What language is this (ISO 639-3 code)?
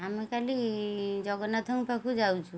ori